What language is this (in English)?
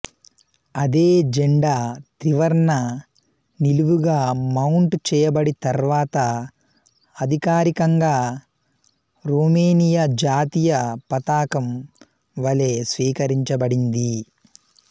Telugu